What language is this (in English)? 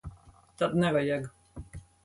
Latvian